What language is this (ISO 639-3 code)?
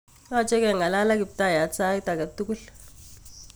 kln